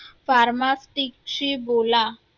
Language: Marathi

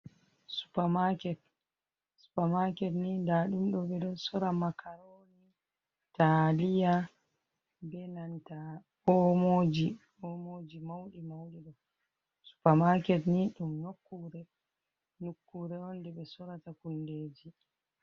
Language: Fula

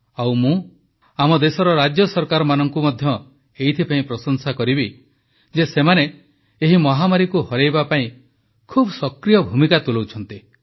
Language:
Odia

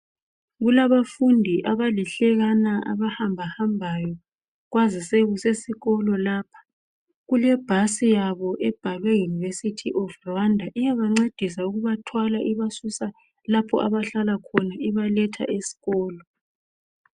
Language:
North Ndebele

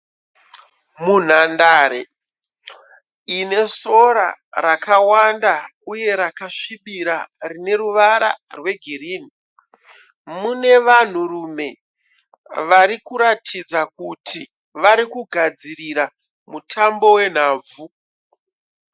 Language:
Shona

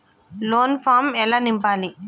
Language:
Telugu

